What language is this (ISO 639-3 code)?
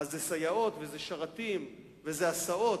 heb